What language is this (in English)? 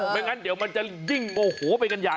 Thai